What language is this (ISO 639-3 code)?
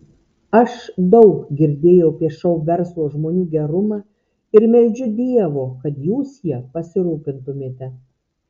lit